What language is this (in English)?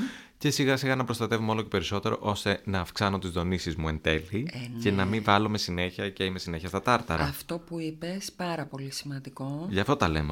Greek